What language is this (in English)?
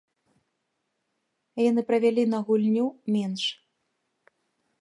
Belarusian